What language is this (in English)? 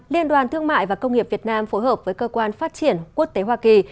Vietnamese